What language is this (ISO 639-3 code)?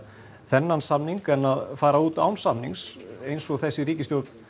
isl